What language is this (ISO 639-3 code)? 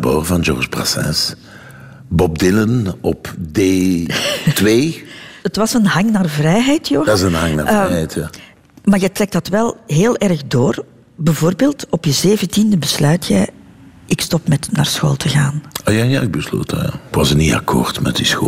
nld